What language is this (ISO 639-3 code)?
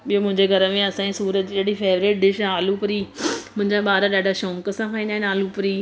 snd